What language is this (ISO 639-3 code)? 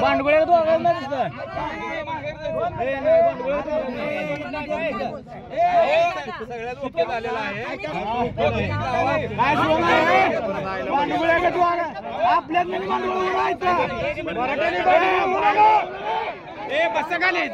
mar